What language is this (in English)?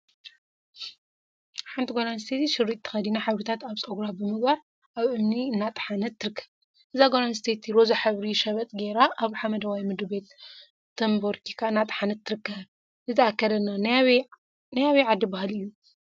Tigrinya